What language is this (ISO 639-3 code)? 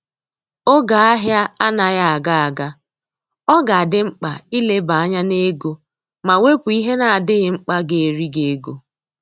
ibo